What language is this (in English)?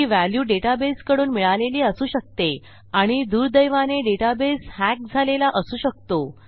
Marathi